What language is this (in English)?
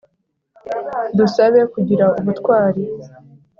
Kinyarwanda